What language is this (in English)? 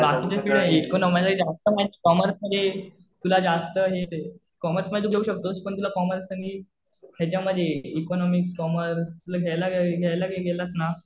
Marathi